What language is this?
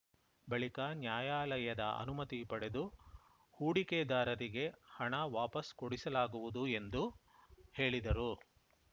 Kannada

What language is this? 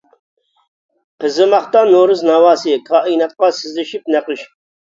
Uyghur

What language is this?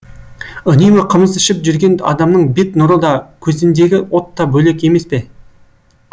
Kazakh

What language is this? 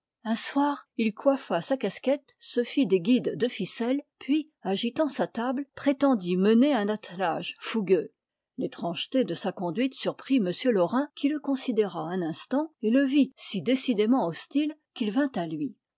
French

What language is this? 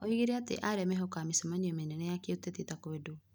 Kikuyu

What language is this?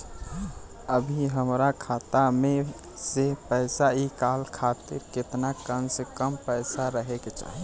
Bhojpuri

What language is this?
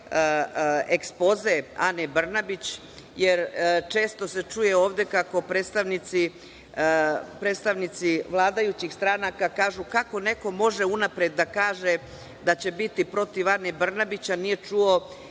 Serbian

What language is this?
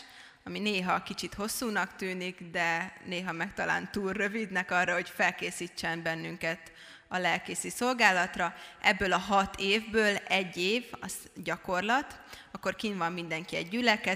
Hungarian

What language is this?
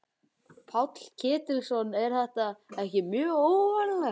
Icelandic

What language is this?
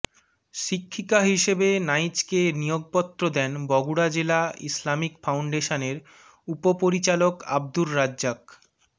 Bangla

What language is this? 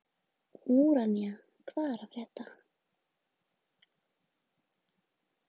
Icelandic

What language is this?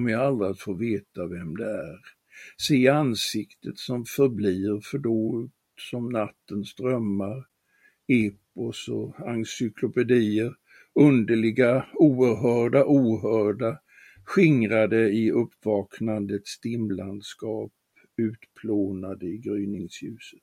Swedish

